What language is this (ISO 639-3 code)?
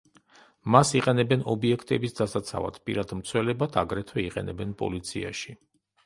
kat